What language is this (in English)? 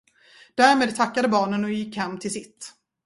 Swedish